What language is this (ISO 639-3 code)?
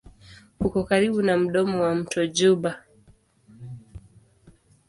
swa